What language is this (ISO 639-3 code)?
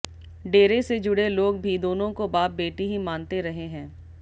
hin